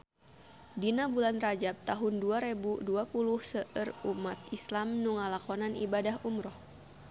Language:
Sundanese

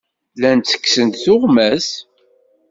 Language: Kabyle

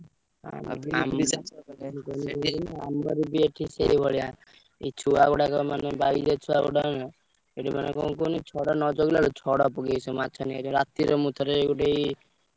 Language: Odia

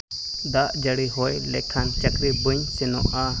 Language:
Santali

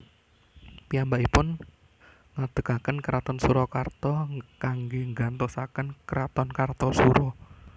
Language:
Javanese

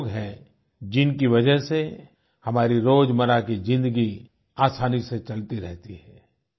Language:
Hindi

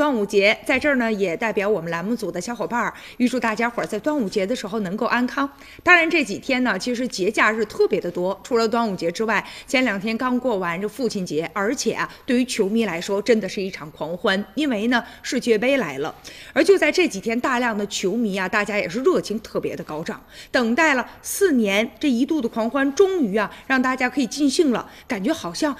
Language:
Chinese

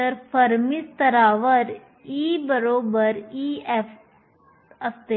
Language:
Marathi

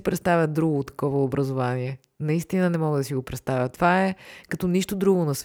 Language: Bulgarian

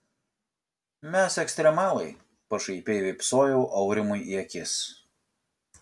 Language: Lithuanian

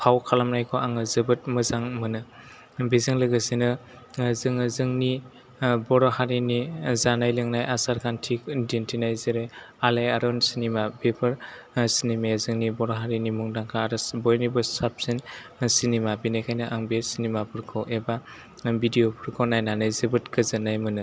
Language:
Bodo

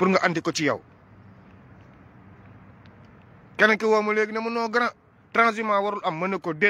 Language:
French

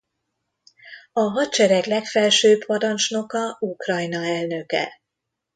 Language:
Hungarian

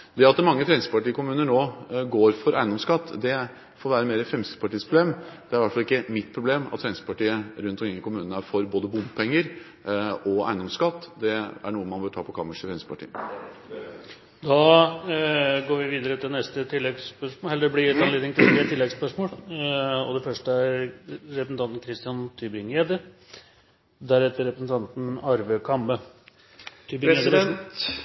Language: Norwegian Bokmål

